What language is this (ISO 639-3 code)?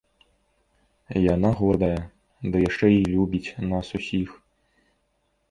bel